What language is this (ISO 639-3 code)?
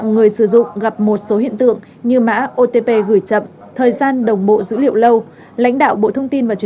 vie